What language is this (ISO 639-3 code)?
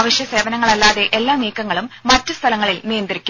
mal